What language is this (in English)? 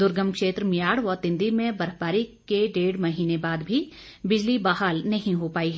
Hindi